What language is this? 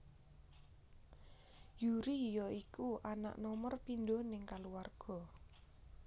Javanese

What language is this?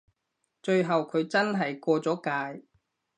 Cantonese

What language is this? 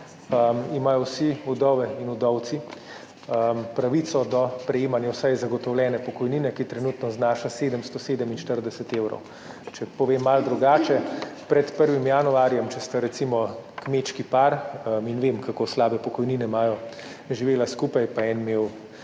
Slovenian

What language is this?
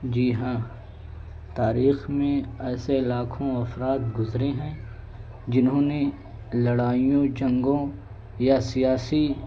Urdu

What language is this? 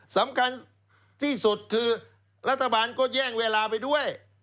Thai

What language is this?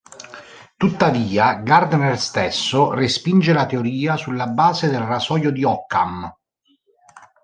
Italian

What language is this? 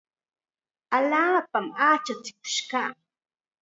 Chiquián Ancash Quechua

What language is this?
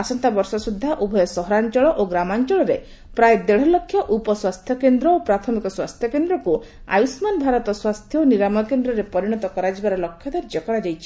Odia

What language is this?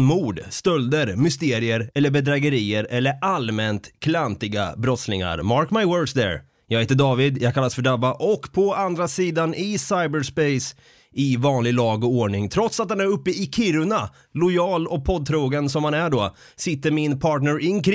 Swedish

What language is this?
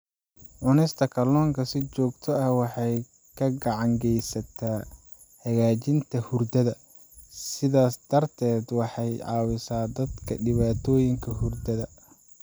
Somali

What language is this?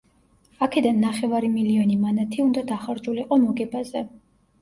Georgian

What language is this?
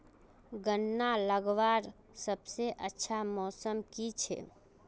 Magahi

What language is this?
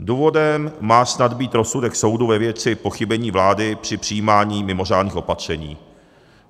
Czech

